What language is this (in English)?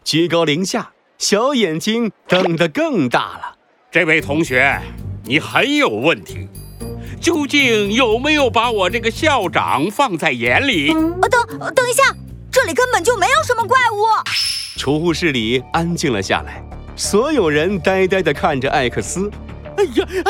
Chinese